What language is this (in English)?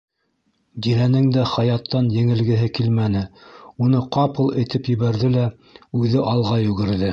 Bashkir